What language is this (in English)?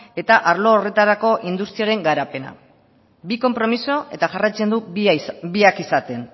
Basque